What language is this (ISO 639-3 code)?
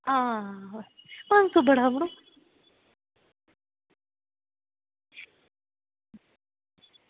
doi